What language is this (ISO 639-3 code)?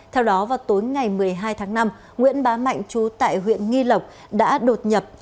vie